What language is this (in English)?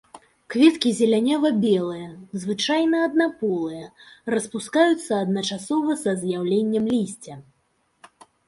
Belarusian